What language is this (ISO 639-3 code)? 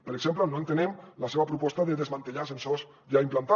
cat